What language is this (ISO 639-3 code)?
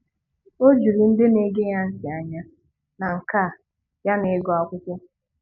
ibo